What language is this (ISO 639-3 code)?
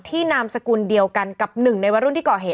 tha